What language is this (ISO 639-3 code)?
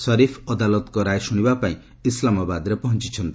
ori